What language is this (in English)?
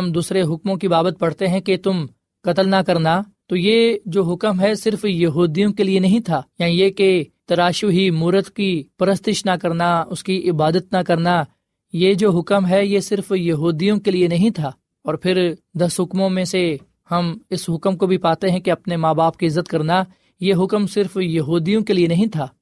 Urdu